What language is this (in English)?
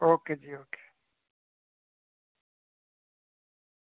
Dogri